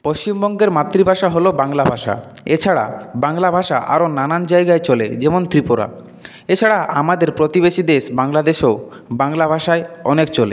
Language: Bangla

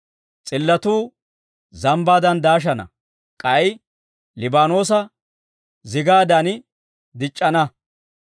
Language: Dawro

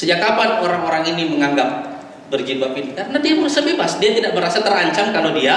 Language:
Indonesian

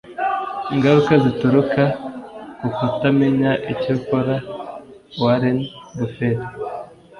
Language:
Kinyarwanda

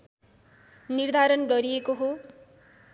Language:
Nepali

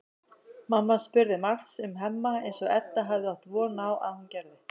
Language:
Icelandic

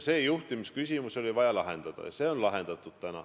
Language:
Estonian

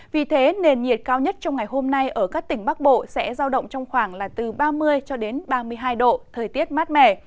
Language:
Vietnamese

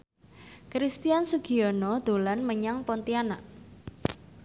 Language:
Javanese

